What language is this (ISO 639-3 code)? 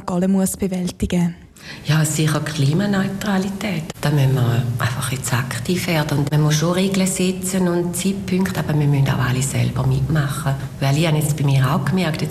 deu